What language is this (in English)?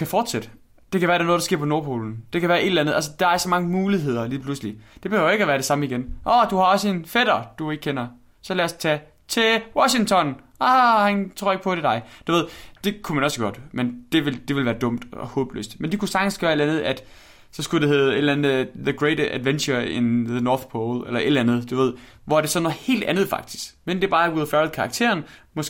Danish